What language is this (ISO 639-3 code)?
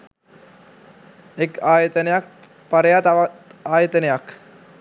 sin